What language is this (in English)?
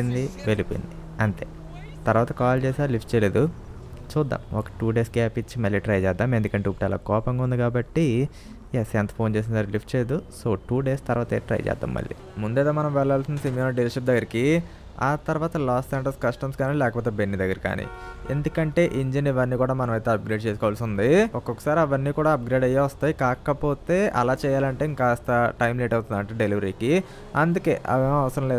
Telugu